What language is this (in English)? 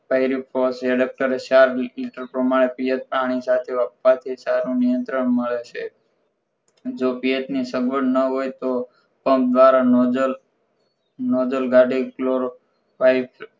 Gujarati